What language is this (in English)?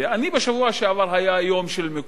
Hebrew